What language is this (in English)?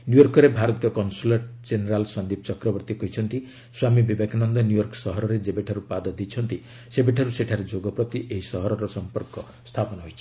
Odia